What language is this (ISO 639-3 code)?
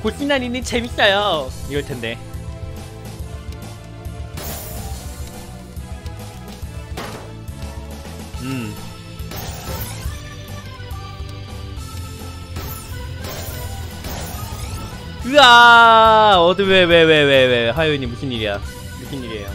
kor